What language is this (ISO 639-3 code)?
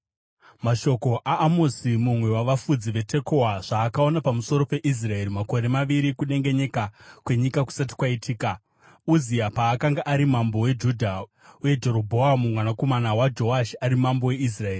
sna